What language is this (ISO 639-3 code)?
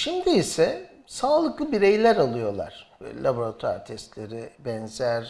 tur